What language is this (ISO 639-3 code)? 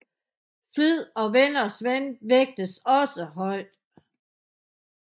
dan